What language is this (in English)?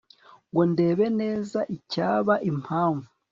Kinyarwanda